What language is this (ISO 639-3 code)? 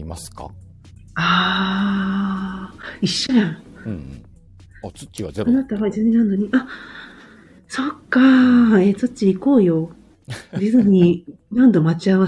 jpn